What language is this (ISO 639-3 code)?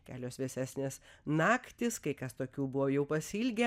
lit